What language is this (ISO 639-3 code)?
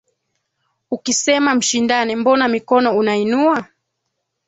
swa